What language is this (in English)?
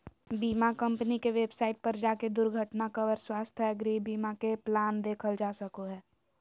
Magahi